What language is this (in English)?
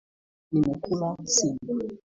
Swahili